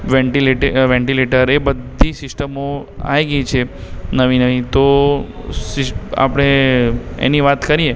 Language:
Gujarati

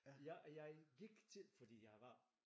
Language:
Danish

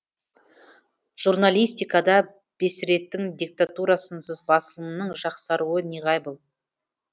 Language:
Kazakh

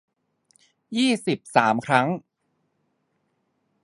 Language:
Thai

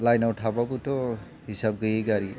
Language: Bodo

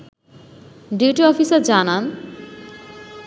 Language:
Bangla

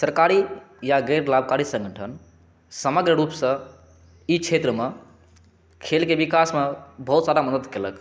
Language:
Maithili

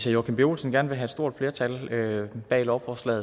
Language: Danish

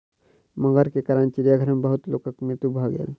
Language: Maithili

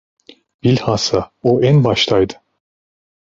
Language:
Turkish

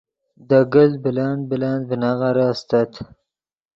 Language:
Yidgha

